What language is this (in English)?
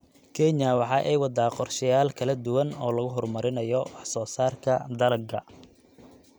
Somali